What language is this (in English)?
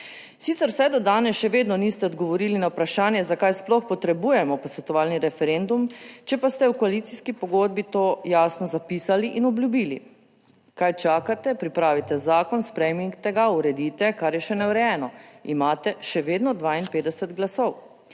Slovenian